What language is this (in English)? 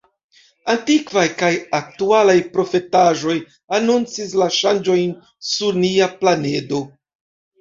Esperanto